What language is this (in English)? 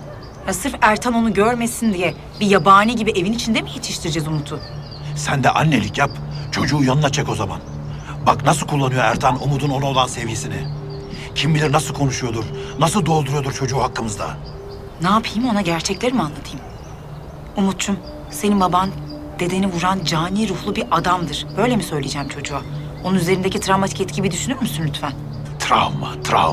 Turkish